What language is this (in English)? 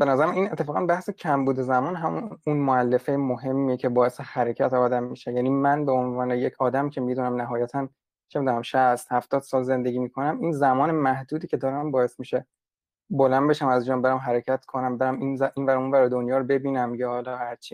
Persian